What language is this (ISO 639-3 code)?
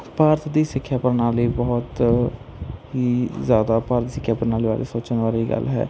pan